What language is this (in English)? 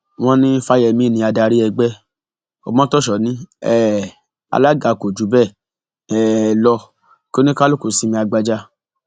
Yoruba